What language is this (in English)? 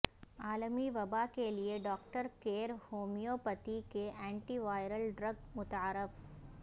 Urdu